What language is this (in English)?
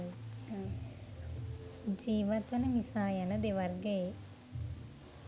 Sinhala